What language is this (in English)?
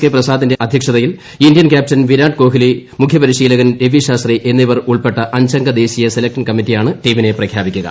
Malayalam